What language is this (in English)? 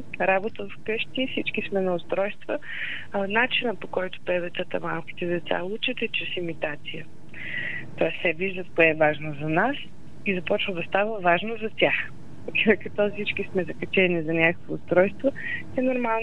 Bulgarian